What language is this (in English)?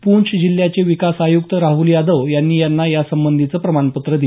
Marathi